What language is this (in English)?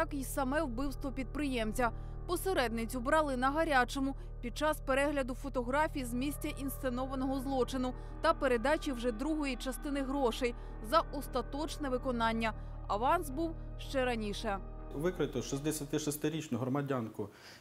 Ukrainian